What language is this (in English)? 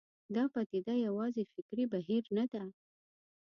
Pashto